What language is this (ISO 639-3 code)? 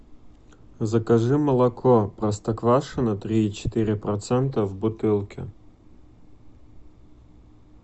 rus